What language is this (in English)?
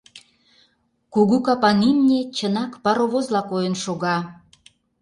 Mari